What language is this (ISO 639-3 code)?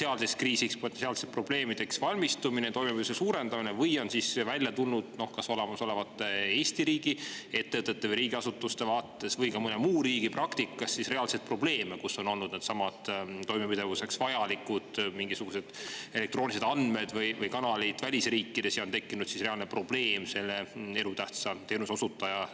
est